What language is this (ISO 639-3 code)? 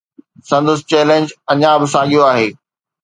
snd